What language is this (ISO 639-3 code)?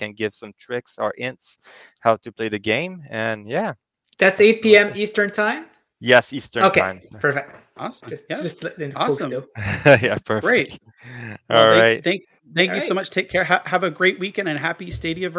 eng